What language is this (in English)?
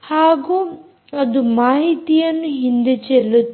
Kannada